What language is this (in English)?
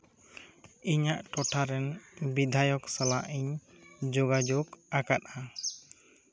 Santali